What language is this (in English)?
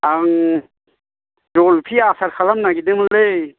Bodo